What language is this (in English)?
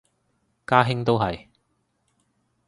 Cantonese